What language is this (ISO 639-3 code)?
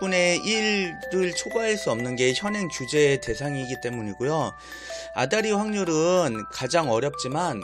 kor